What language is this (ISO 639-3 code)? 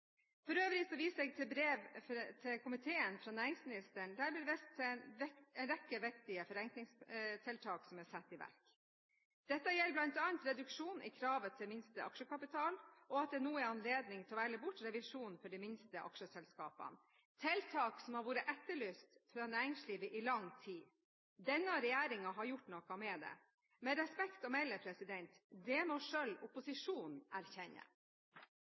nob